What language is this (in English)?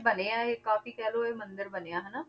Punjabi